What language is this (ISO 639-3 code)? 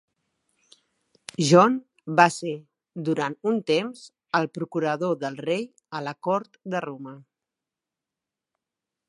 cat